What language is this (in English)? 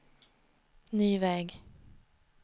Swedish